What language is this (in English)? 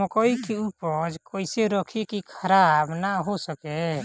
Bhojpuri